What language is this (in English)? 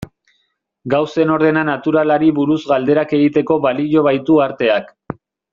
Basque